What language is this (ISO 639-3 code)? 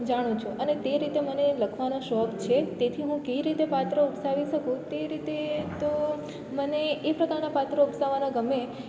guj